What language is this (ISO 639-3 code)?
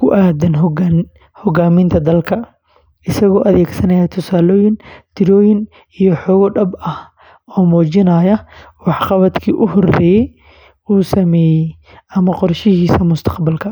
som